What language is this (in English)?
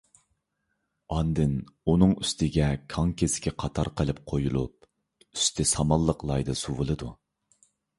Uyghur